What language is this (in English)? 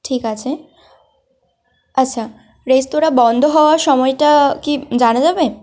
Bangla